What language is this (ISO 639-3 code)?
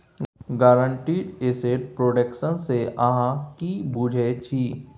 mai